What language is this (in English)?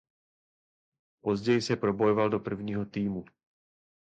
Czech